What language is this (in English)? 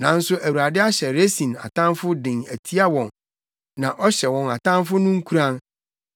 Akan